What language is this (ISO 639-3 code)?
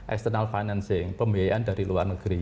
ind